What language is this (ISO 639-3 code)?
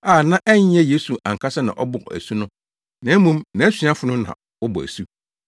aka